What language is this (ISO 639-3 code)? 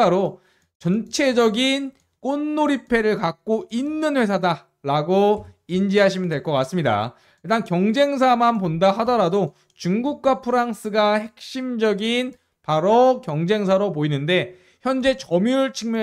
kor